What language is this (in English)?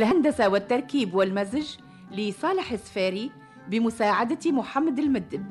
Arabic